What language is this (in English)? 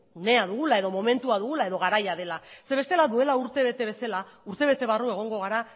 Basque